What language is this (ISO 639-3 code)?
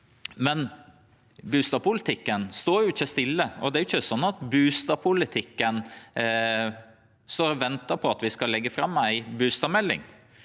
nor